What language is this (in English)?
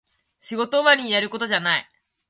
Japanese